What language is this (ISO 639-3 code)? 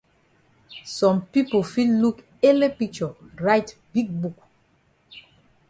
wes